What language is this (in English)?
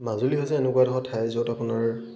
Assamese